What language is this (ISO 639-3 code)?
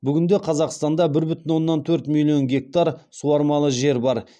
kaz